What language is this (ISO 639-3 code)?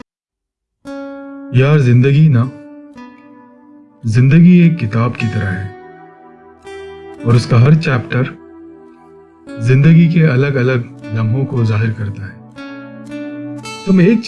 hin